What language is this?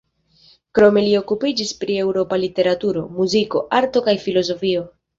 Esperanto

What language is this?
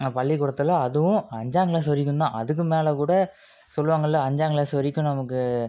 Tamil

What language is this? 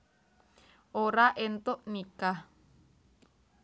Javanese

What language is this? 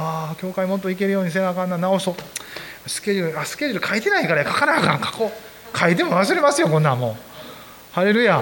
Japanese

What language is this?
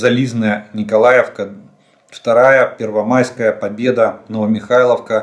Russian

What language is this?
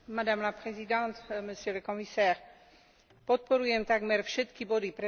Slovak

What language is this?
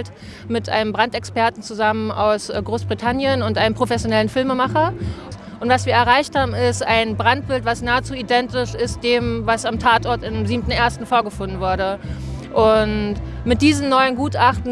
German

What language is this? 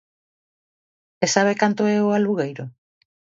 Galician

